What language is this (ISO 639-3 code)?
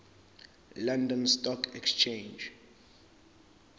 zul